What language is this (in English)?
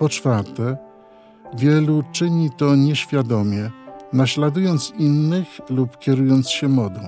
Polish